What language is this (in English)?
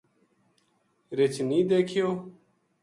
Gujari